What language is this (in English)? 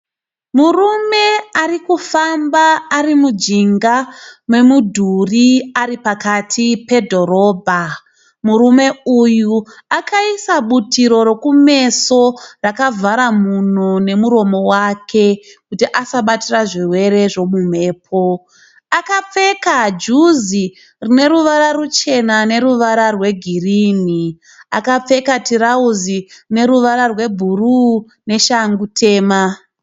Shona